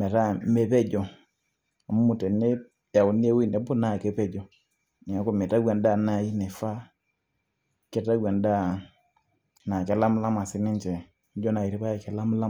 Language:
Masai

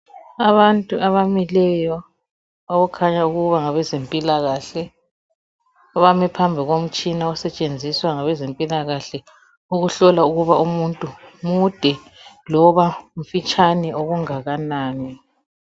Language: North Ndebele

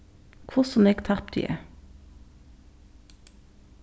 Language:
Faroese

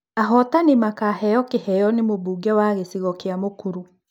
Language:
Kikuyu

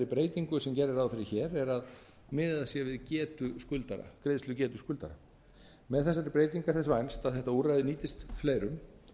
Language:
Icelandic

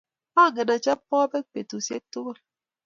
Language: Kalenjin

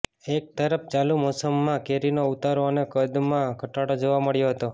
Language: Gujarati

